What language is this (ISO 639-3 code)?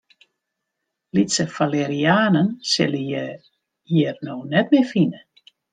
fry